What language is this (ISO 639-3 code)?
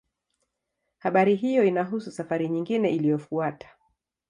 swa